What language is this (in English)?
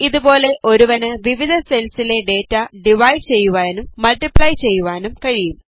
Malayalam